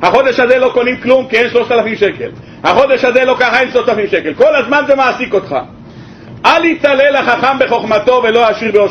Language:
Hebrew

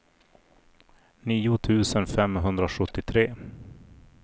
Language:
Swedish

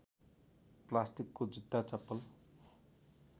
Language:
Nepali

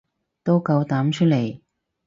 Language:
Cantonese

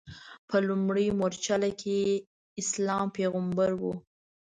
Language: Pashto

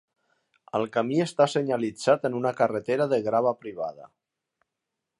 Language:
Catalan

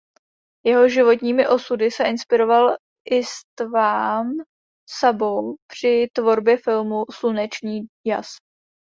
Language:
Czech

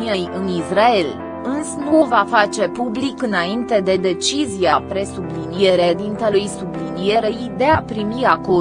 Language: Romanian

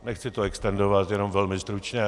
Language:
Czech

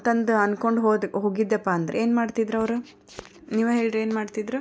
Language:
Kannada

